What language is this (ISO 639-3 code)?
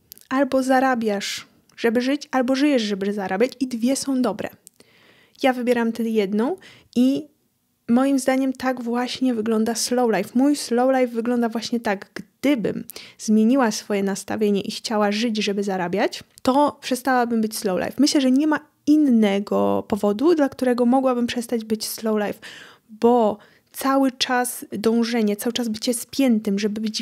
pol